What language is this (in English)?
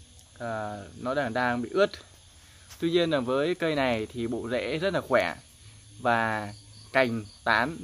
Vietnamese